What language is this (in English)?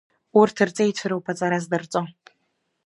Abkhazian